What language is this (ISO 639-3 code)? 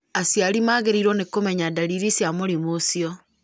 kik